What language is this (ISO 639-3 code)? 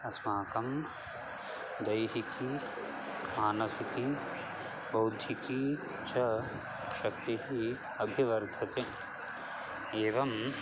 san